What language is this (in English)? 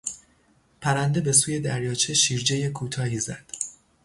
Persian